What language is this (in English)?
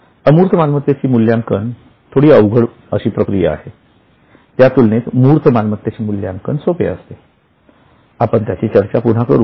Marathi